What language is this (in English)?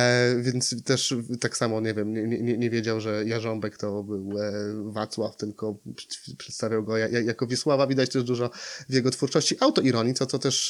Polish